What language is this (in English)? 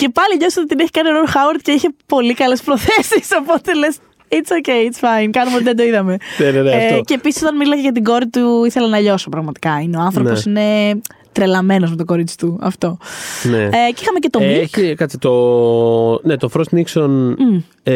Greek